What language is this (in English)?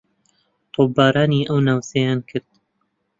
Central Kurdish